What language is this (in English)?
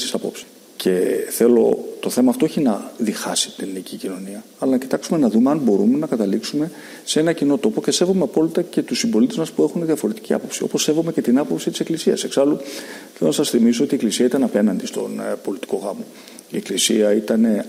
Greek